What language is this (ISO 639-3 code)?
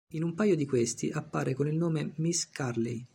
ita